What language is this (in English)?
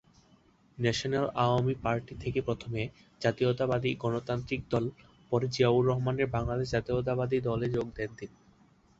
Bangla